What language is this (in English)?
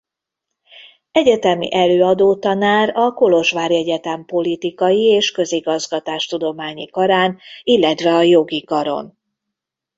Hungarian